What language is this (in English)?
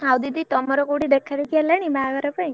Odia